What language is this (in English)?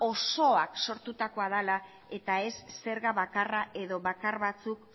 Basque